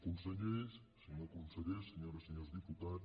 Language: Catalan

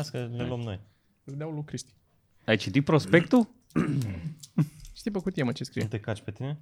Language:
Romanian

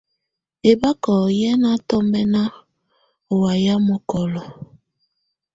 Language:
Tunen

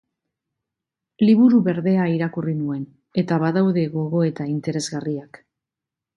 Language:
Basque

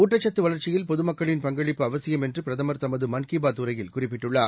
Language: Tamil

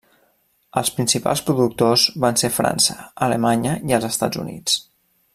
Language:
Catalan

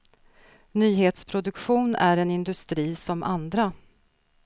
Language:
Swedish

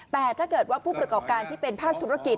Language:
Thai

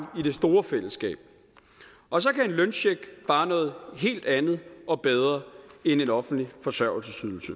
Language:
Danish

